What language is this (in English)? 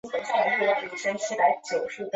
Chinese